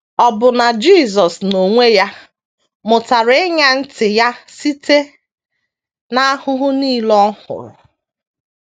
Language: Igbo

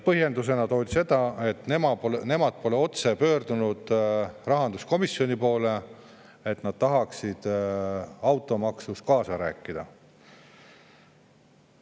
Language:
Estonian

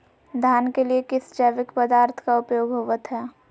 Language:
Magahi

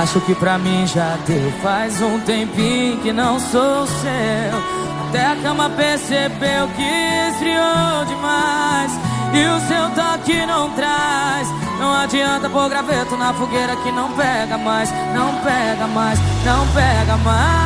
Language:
Portuguese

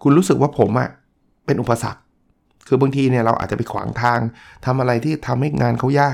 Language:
Thai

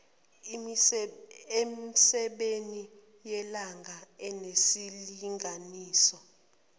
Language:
Zulu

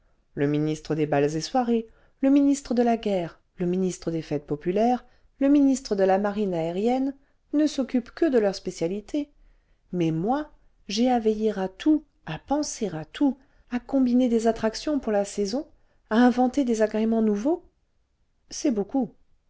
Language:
French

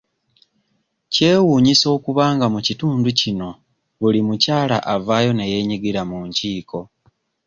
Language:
Ganda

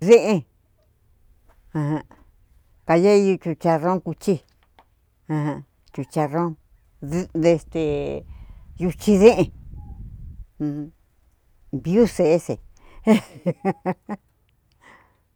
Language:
Cuyamecalco Mixtec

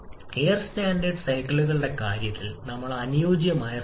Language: Malayalam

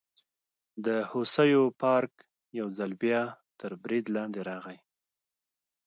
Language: Pashto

